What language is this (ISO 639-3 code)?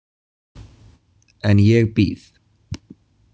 isl